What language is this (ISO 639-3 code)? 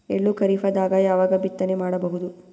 kan